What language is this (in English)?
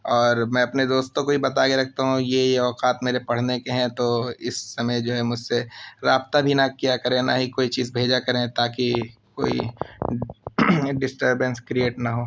Urdu